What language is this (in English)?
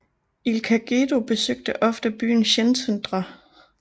Danish